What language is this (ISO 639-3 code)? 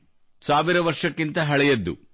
kan